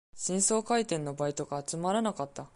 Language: Japanese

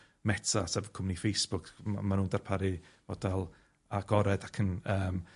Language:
Welsh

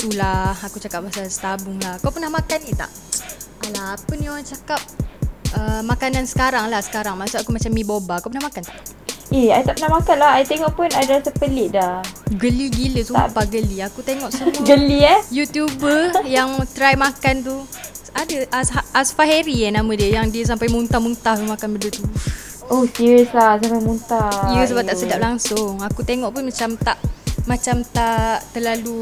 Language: Malay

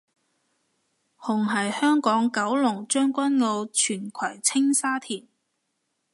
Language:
Cantonese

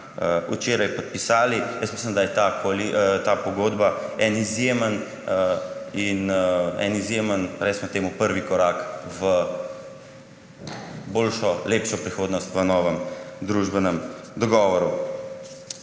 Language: Slovenian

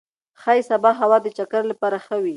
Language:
Pashto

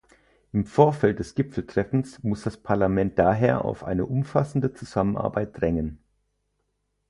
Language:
German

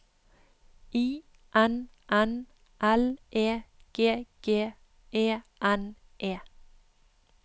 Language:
Norwegian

